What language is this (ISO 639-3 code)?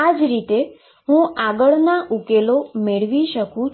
guj